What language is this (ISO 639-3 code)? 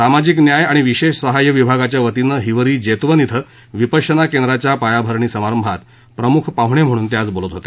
mar